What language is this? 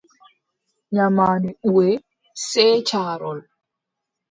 Adamawa Fulfulde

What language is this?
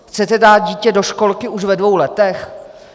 Czech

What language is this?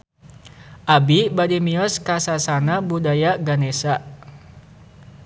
Sundanese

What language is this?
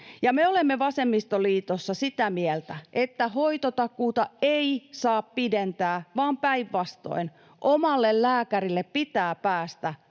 Finnish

